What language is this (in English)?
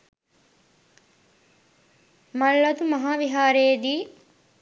Sinhala